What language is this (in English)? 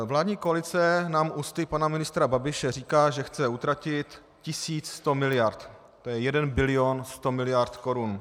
Czech